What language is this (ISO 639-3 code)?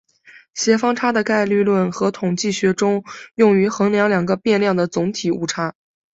zho